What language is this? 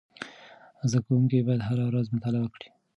Pashto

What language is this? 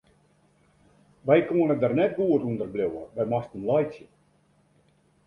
Western Frisian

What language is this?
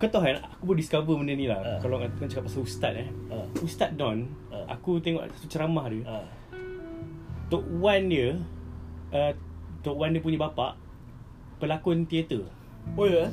Malay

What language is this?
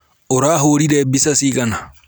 Kikuyu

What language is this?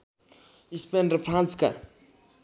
Nepali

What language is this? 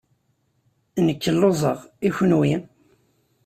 Kabyle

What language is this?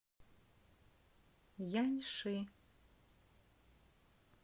Russian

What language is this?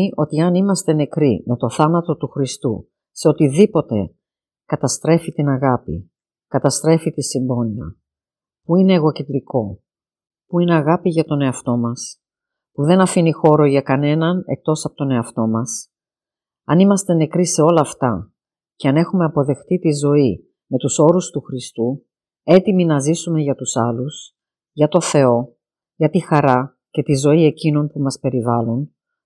Greek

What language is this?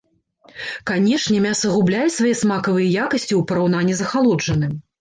Belarusian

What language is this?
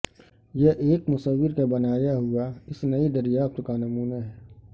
Urdu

